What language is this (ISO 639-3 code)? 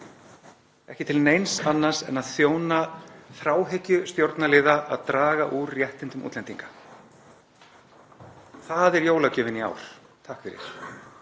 isl